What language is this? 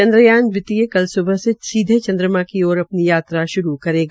Hindi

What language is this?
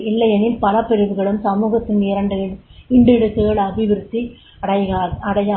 Tamil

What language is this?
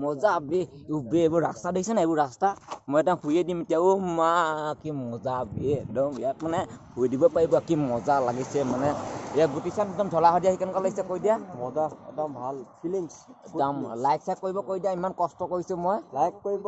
Assamese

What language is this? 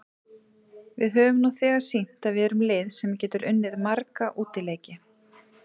Icelandic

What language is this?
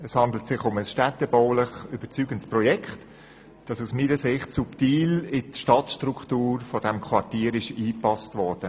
Swiss German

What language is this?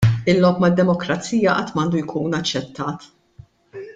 Maltese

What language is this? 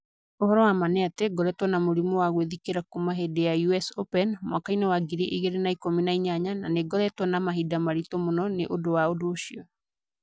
Kikuyu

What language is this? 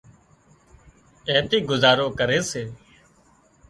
Wadiyara Koli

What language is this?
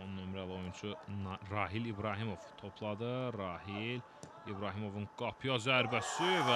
Turkish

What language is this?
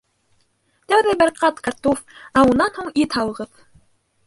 Bashkir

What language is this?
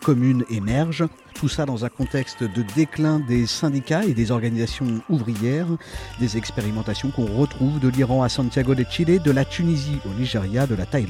French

